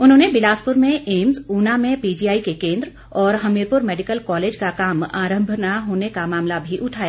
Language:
Hindi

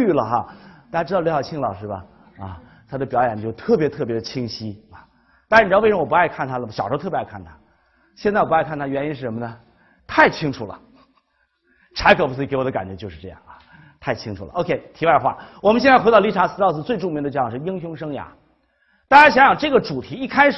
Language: Chinese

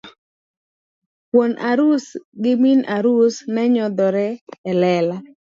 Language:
Luo (Kenya and Tanzania)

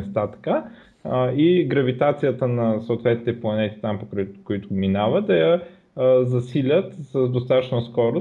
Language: Bulgarian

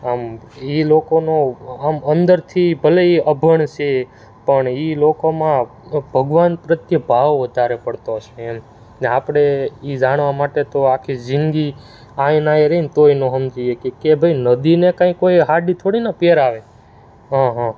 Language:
Gujarati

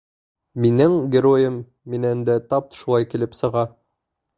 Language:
Bashkir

